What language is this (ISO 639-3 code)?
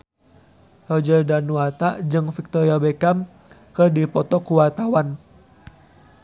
sun